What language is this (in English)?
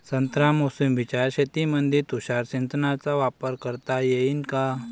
Marathi